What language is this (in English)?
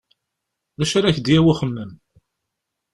Kabyle